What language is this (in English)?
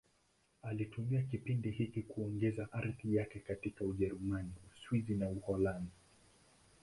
Swahili